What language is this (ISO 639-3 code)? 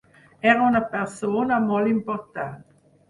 cat